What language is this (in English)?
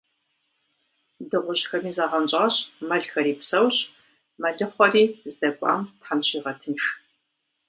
Kabardian